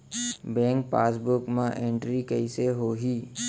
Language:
Chhattisgarhi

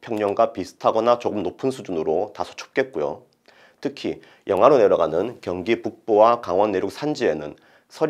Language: Korean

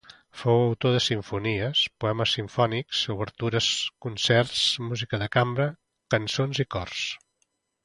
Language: Catalan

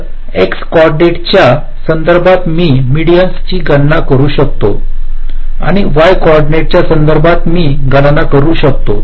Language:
Marathi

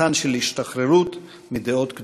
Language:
Hebrew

